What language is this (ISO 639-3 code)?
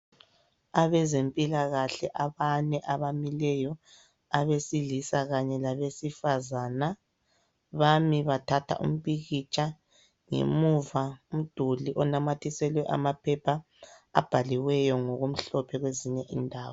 nde